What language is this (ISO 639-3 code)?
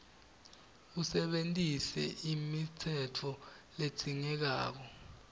ssw